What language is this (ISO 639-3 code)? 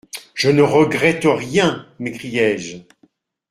fra